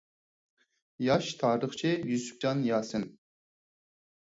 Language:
Uyghur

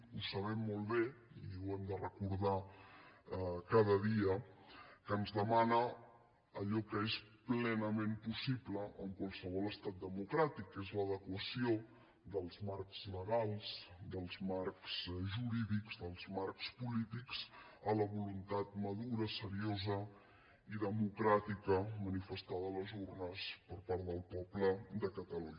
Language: Catalan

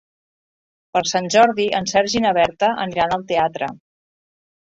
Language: Catalan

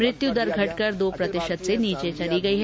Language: Hindi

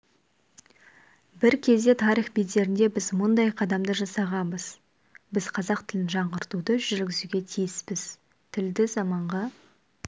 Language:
Kazakh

